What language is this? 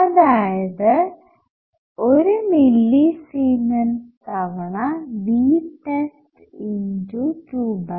Malayalam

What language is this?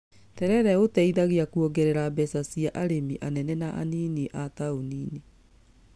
Kikuyu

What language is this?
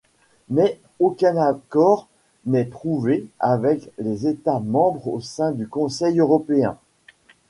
French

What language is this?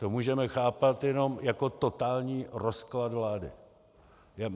Czech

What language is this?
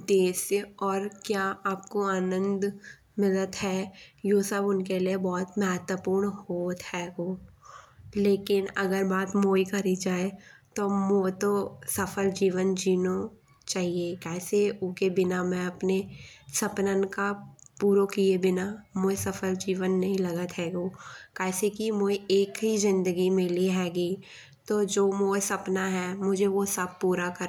Bundeli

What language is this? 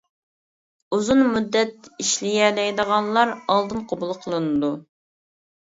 Uyghur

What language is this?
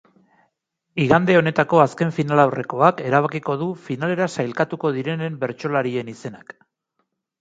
Basque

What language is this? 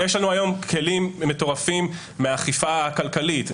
Hebrew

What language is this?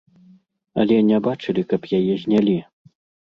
Belarusian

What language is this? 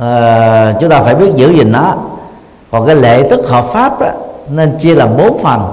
Vietnamese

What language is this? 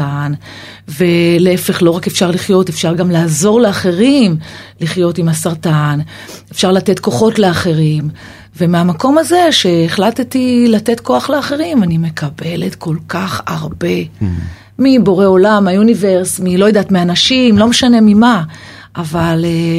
Hebrew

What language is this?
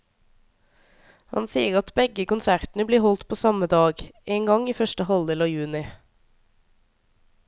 Norwegian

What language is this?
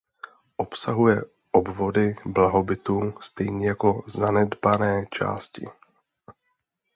Czech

